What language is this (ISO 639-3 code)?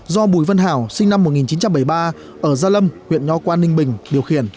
vie